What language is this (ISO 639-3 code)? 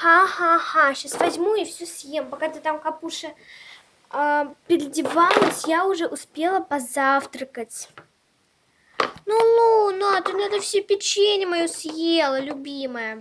rus